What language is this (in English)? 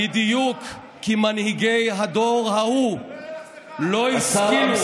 Hebrew